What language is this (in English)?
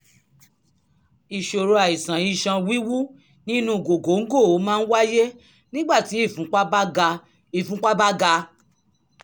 Yoruba